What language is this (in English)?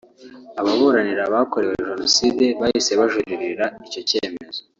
Kinyarwanda